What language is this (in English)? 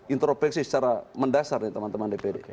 Indonesian